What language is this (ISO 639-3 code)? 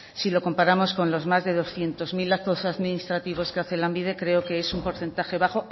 spa